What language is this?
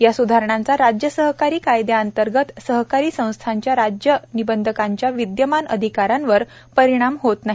Marathi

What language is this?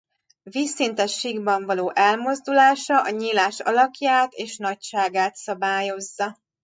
Hungarian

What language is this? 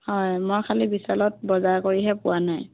Assamese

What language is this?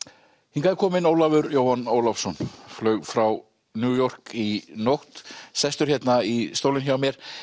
Icelandic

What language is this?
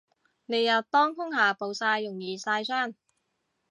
Cantonese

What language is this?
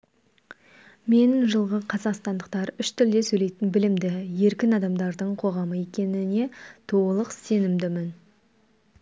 Kazakh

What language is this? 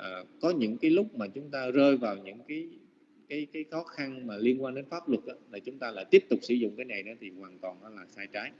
Vietnamese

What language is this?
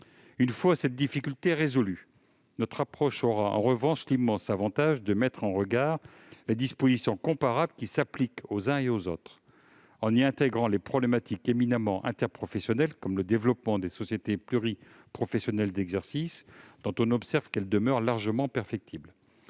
French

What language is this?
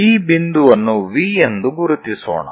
Kannada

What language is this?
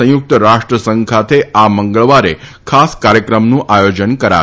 Gujarati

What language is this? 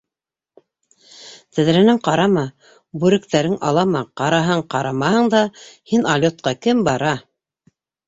Bashkir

